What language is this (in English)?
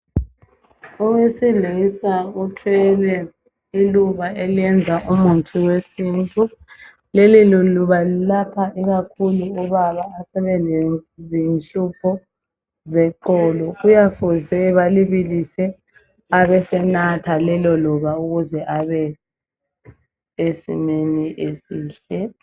North Ndebele